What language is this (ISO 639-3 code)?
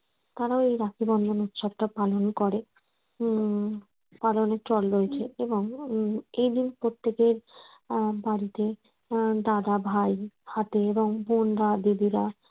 ben